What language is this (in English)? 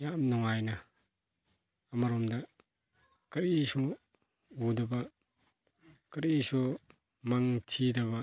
Manipuri